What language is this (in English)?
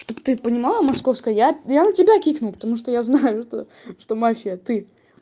Russian